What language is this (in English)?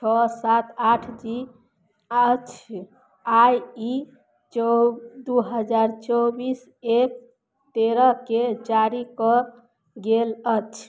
Maithili